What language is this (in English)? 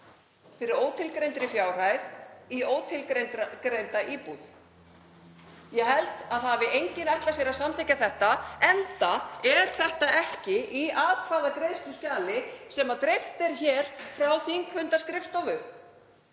Icelandic